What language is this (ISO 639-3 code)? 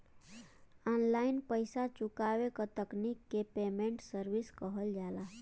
bho